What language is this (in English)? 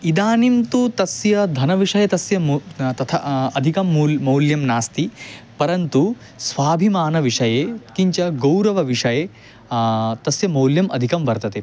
Sanskrit